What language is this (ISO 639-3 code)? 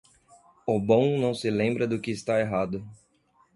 por